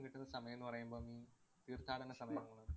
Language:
Malayalam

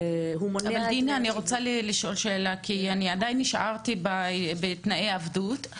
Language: Hebrew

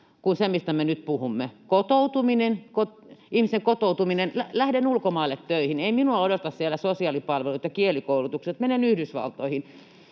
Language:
Finnish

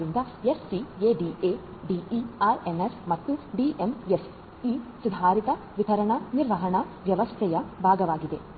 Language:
Kannada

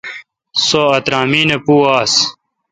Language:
Kalkoti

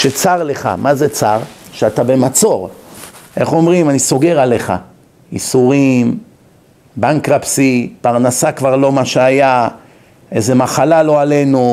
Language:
Hebrew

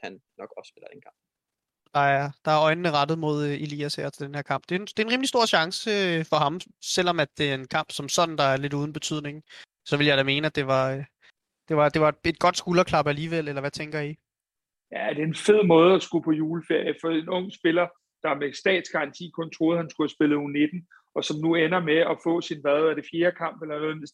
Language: Danish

